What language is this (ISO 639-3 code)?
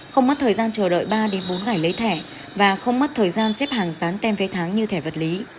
vie